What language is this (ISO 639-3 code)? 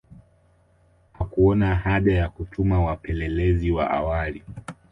swa